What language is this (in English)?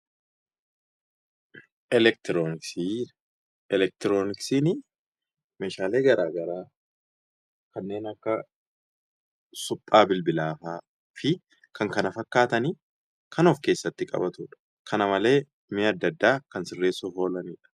Oromo